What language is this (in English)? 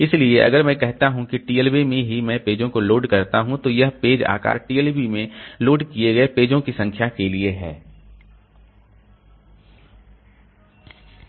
Hindi